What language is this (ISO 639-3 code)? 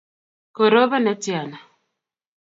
kln